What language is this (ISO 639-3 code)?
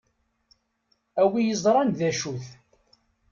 kab